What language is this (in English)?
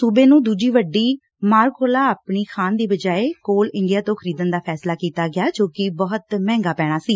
Punjabi